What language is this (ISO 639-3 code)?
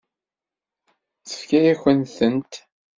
kab